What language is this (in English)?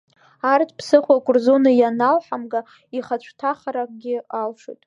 Abkhazian